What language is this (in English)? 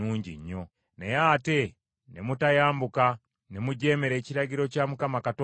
Ganda